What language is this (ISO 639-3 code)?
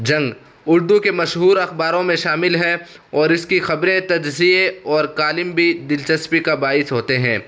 urd